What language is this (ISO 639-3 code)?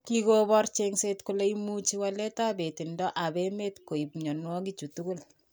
kln